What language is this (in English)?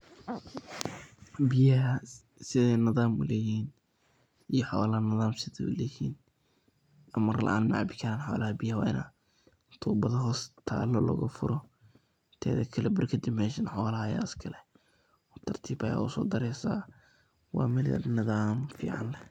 Somali